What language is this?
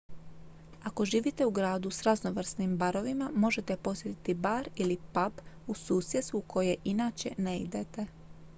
Croatian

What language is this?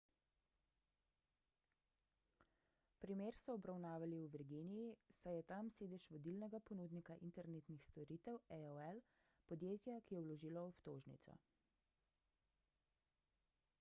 Slovenian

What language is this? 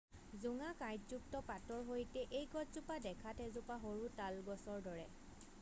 Assamese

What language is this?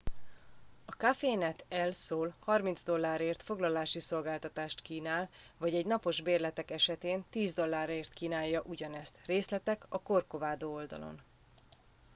Hungarian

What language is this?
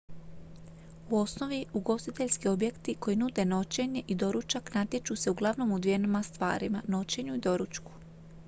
Croatian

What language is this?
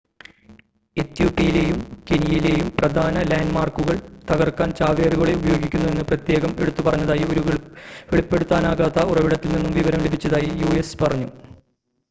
Malayalam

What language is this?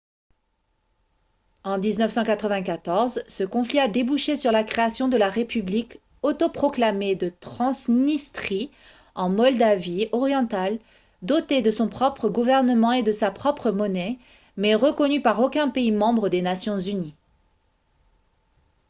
French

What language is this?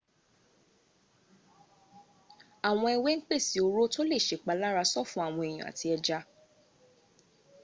Yoruba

